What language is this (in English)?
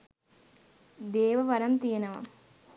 Sinhala